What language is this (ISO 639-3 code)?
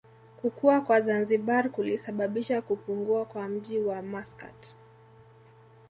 swa